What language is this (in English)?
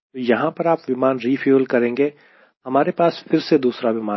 Hindi